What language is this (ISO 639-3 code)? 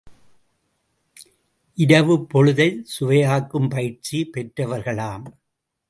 tam